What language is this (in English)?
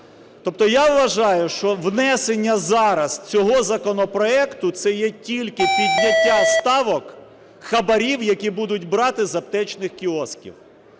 Ukrainian